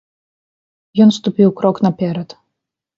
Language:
Belarusian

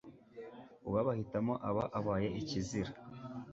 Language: Kinyarwanda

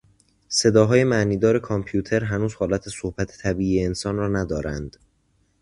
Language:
Persian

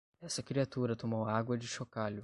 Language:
Portuguese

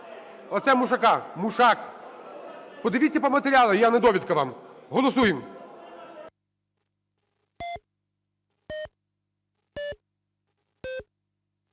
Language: Ukrainian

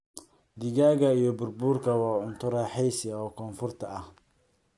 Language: Somali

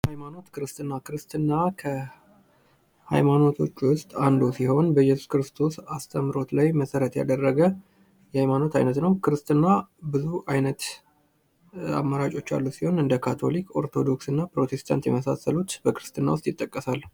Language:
Amharic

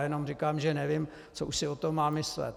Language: Czech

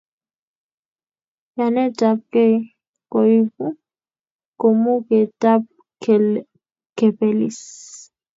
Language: Kalenjin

